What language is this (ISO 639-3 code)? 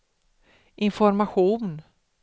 swe